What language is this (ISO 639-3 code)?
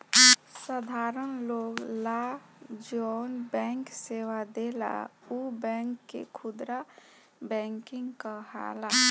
bho